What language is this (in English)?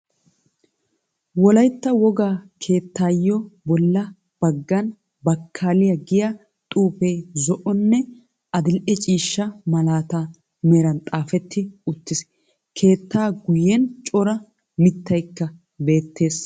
Wolaytta